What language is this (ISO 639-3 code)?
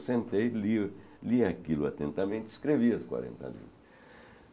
por